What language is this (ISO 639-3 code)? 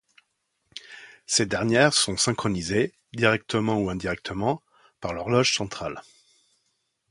fra